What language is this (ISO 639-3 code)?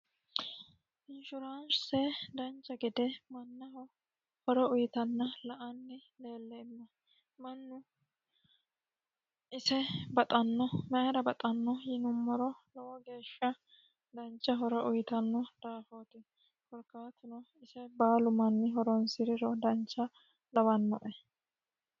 sid